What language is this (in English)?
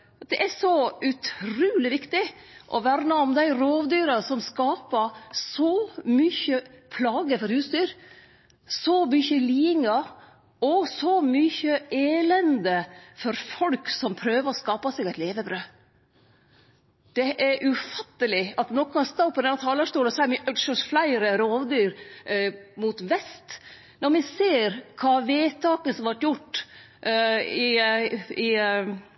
Norwegian Nynorsk